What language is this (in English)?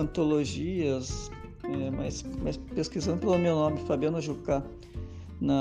Portuguese